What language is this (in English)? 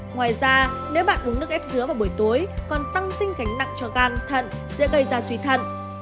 Vietnamese